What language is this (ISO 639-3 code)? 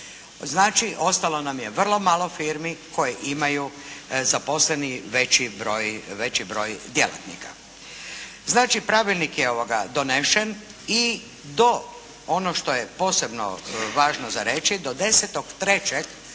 hrv